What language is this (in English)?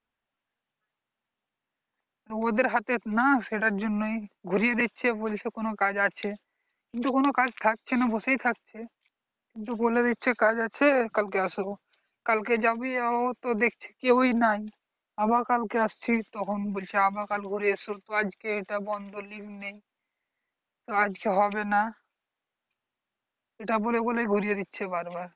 Bangla